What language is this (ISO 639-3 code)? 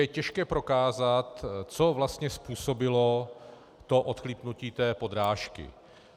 ces